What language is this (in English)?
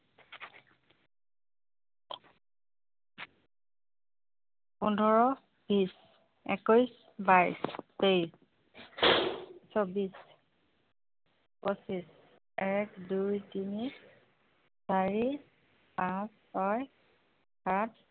Assamese